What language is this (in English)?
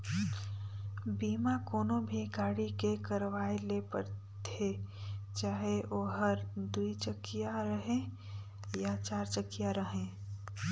Chhattisgarhi